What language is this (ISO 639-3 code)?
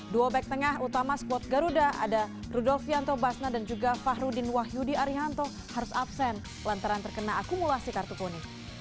ind